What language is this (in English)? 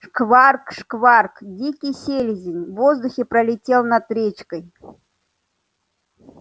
Russian